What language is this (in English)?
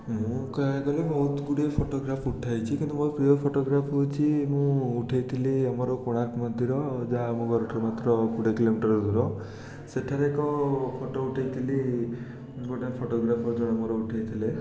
Odia